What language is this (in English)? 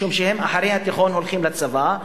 Hebrew